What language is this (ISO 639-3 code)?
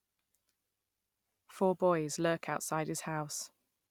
eng